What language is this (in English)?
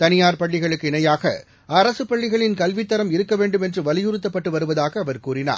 Tamil